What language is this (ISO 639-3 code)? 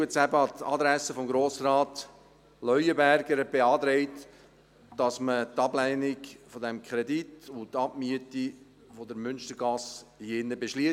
gsw